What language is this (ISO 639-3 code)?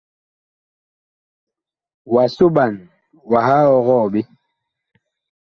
bkh